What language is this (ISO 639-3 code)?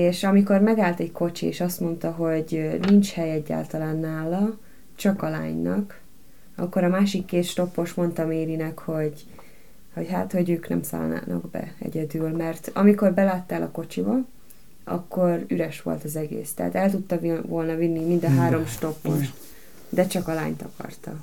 hun